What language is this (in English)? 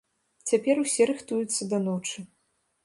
Belarusian